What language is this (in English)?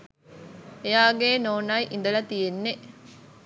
Sinhala